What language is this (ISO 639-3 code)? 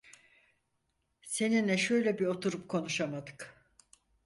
tur